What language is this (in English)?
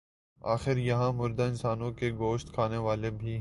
Urdu